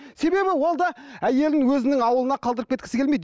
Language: Kazakh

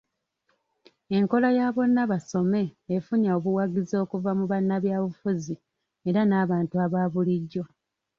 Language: Ganda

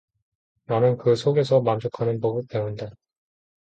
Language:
Korean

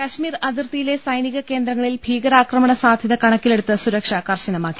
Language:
Malayalam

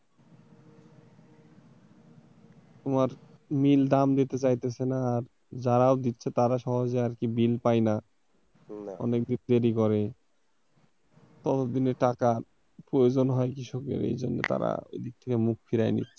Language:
Bangla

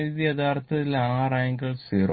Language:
Malayalam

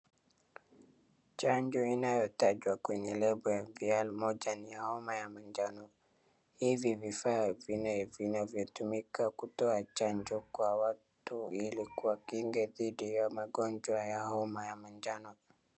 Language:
Swahili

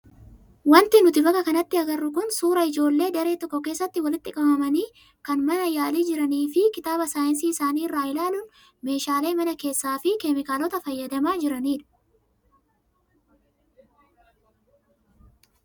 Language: Oromo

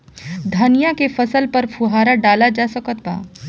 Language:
Bhojpuri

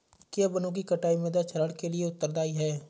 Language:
Hindi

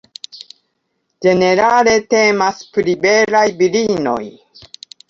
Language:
Esperanto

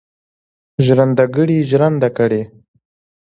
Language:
Pashto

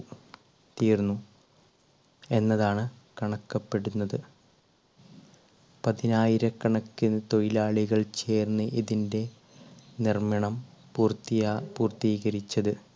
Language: Malayalam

